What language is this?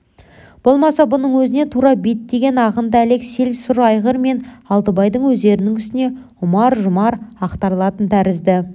Kazakh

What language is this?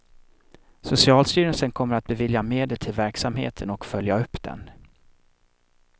Swedish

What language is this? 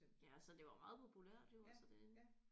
Danish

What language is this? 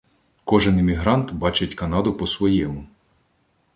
Ukrainian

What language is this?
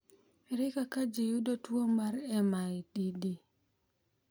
Luo (Kenya and Tanzania)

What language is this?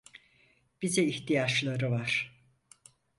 Turkish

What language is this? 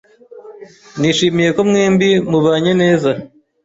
Kinyarwanda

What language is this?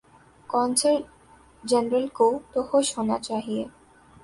Urdu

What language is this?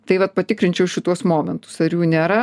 Lithuanian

